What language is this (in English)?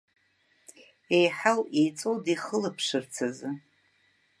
Abkhazian